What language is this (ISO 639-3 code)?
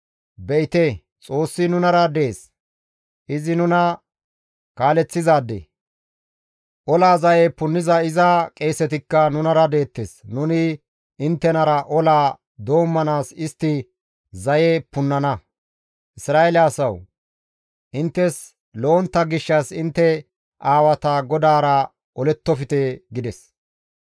gmv